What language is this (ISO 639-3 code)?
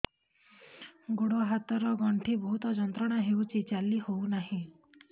ori